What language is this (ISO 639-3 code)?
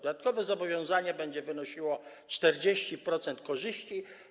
pol